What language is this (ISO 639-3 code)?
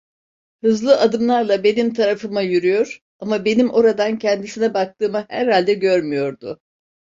tur